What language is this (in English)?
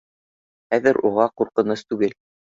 Bashkir